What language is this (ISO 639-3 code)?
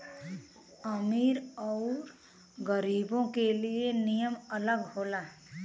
bho